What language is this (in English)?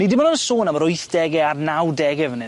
Welsh